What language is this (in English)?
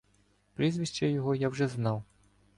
Ukrainian